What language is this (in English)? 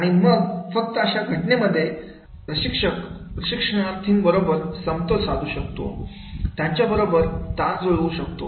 Marathi